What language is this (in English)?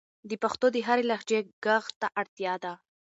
Pashto